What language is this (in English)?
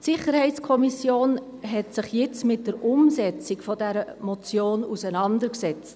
Swiss German